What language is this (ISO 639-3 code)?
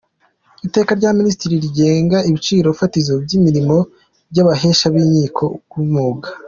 kin